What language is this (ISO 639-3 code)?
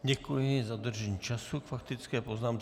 ces